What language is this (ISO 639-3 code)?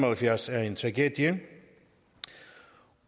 dan